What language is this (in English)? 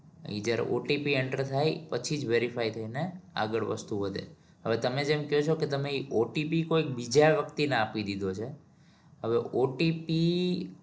Gujarati